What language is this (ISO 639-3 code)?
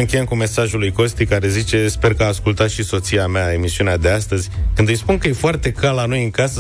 ron